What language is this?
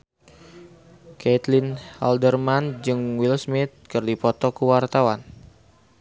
Sundanese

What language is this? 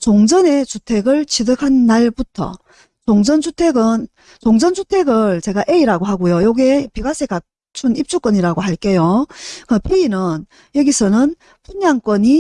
Korean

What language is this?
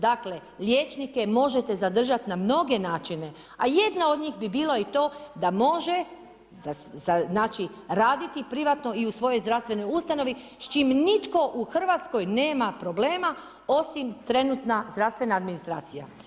Croatian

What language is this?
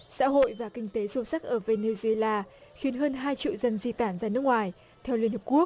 Vietnamese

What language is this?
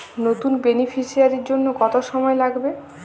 Bangla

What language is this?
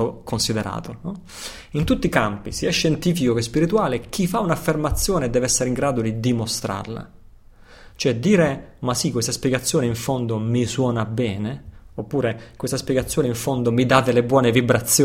Italian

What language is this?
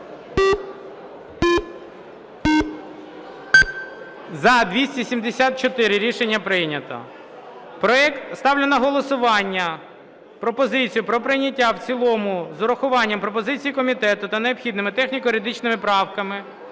Ukrainian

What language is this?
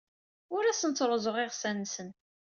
Kabyle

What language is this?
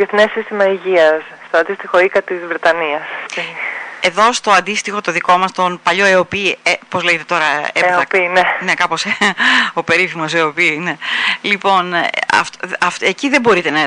Greek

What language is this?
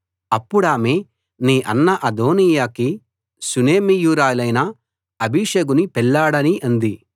Telugu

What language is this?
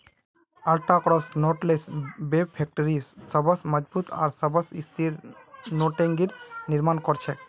Magahi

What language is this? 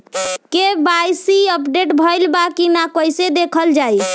Bhojpuri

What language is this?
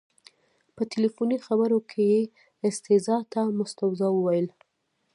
Pashto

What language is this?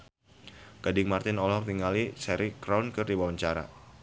Sundanese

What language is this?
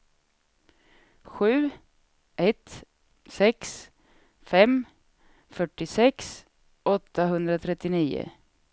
Swedish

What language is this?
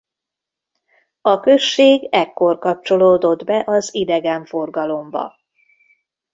Hungarian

